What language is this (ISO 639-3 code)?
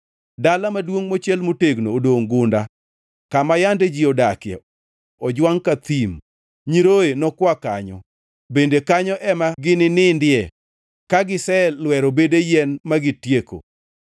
luo